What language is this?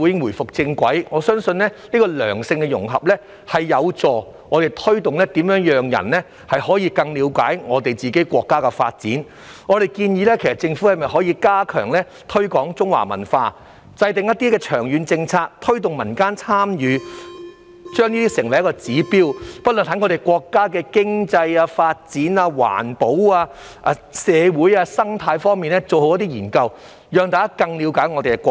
Cantonese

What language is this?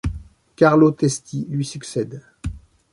French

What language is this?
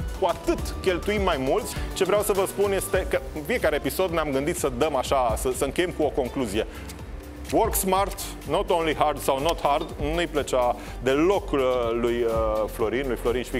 Romanian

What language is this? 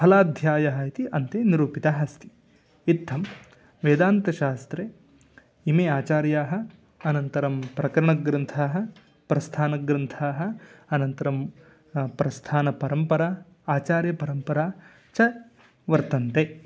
Sanskrit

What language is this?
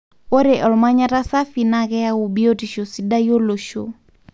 Masai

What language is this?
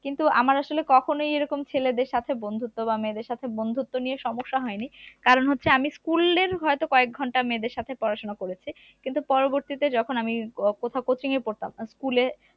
Bangla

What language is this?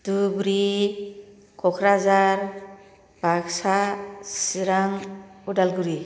Bodo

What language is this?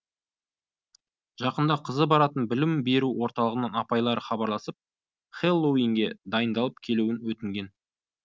Kazakh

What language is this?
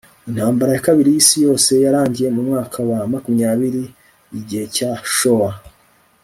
Kinyarwanda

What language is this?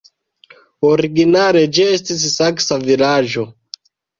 Esperanto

